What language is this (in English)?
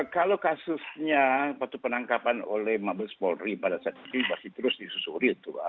Indonesian